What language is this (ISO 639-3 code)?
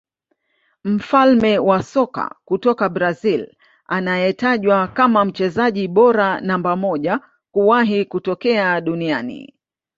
swa